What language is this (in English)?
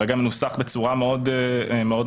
Hebrew